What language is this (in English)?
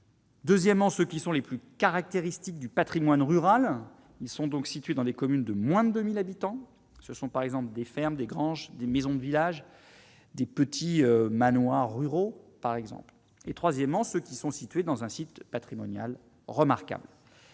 French